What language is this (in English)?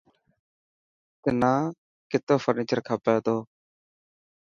Dhatki